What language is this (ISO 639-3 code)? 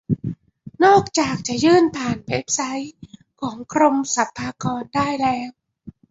tha